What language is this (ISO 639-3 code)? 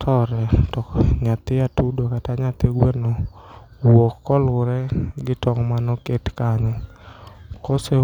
luo